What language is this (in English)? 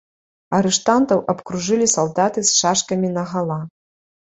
Belarusian